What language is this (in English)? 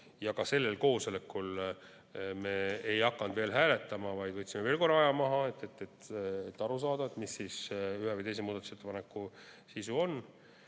Estonian